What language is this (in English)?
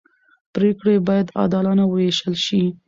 Pashto